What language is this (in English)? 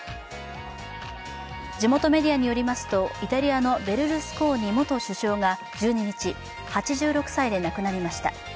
Japanese